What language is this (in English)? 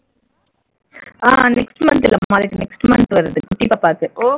Tamil